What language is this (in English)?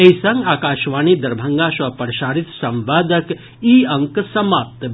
Maithili